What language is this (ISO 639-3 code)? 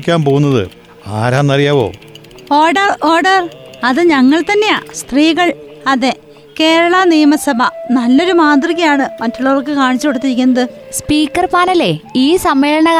mal